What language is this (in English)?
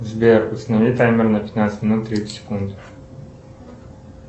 Russian